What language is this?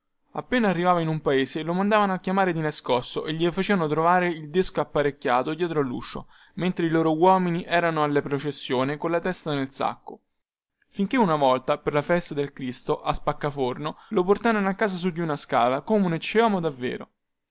Italian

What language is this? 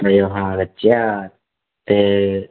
Sanskrit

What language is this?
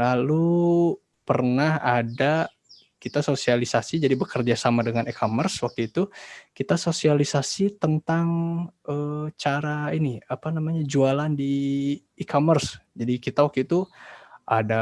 Indonesian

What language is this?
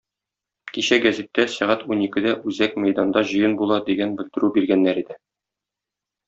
Tatar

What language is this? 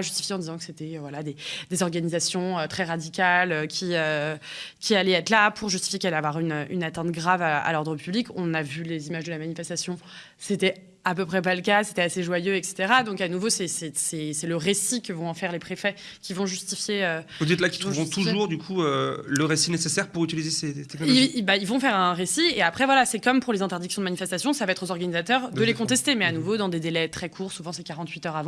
French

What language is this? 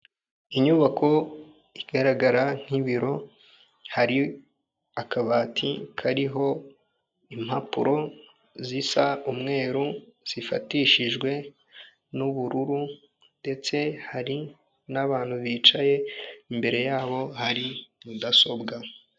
Kinyarwanda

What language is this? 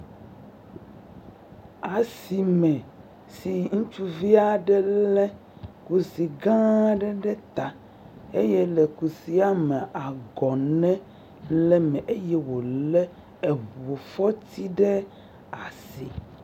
Ewe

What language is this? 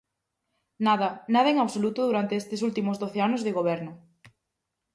Galician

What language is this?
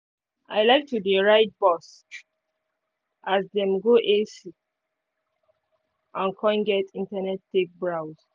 Nigerian Pidgin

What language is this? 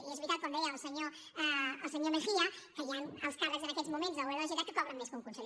Catalan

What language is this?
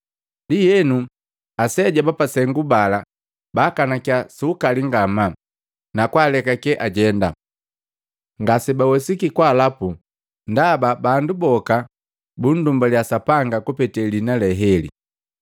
Matengo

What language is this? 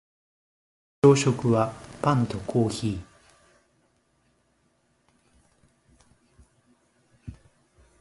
Japanese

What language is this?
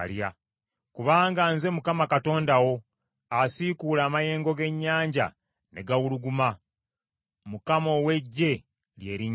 Ganda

